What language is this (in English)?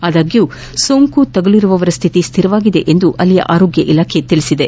Kannada